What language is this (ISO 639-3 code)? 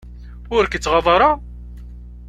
kab